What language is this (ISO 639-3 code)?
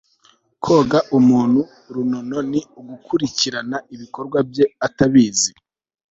kin